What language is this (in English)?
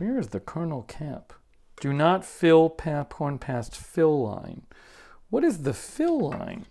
English